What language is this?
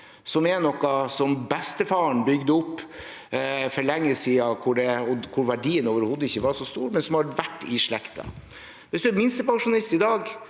Norwegian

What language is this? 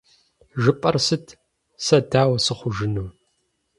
Kabardian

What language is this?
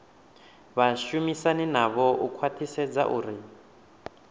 Venda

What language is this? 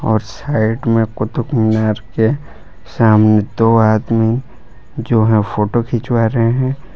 Hindi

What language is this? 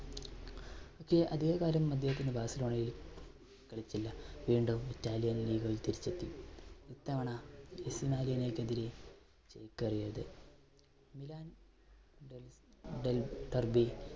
Malayalam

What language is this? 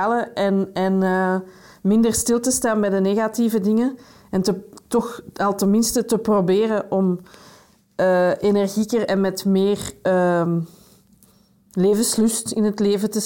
Dutch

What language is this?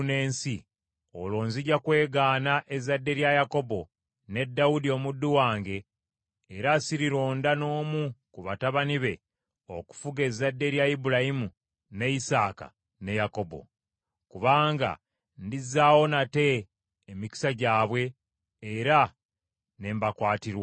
Ganda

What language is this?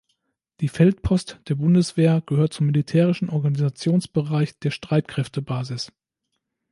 German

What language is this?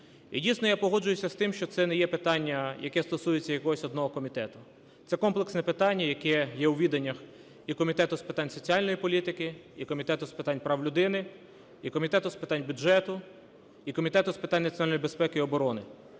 Ukrainian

